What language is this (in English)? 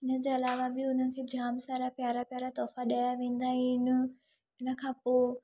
Sindhi